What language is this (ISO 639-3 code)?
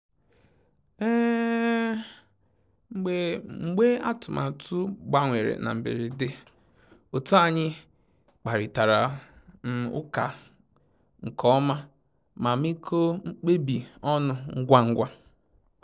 ibo